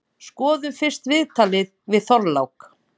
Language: Icelandic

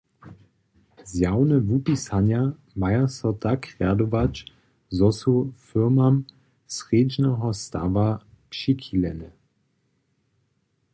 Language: Upper Sorbian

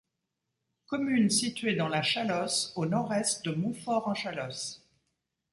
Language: French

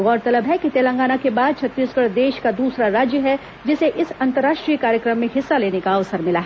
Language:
Hindi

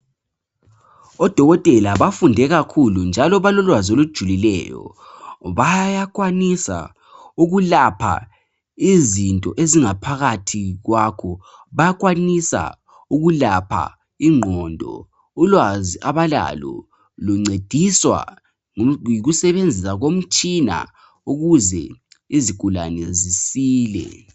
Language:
North Ndebele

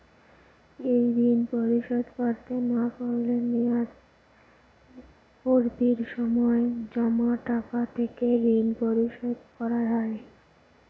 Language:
Bangla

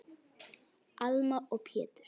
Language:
Icelandic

